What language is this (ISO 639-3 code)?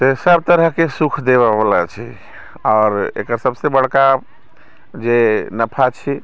mai